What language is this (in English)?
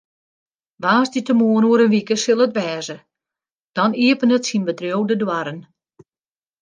Western Frisian